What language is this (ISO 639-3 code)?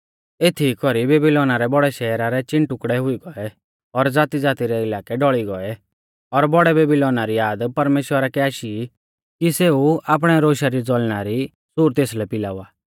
bfz